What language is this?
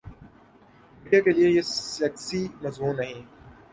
Urdu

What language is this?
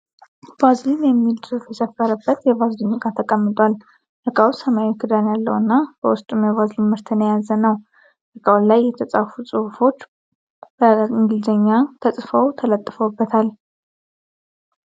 Amharic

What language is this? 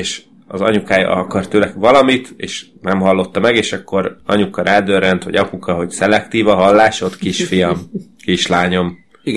Hungarian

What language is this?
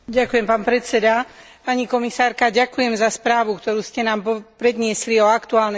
Slovak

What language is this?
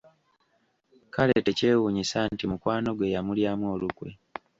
Ganda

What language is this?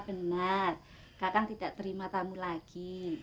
Indonesian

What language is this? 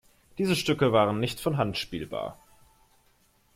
German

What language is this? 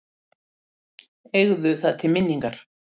Icelandic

